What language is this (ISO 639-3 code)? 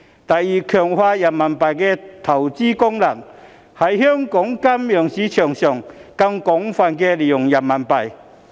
yue